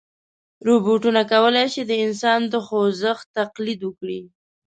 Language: Pashto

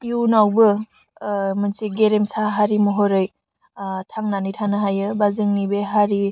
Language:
Bodo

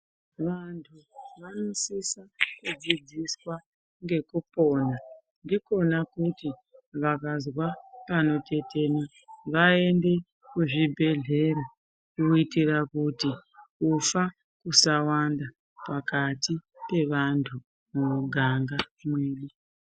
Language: Ndau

